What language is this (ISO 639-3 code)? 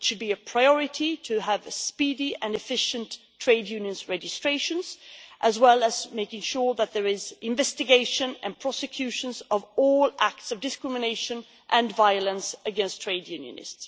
eng